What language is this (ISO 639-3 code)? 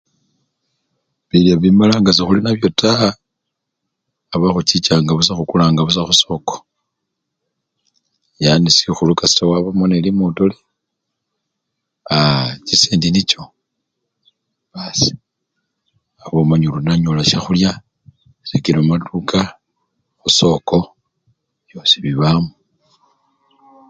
luy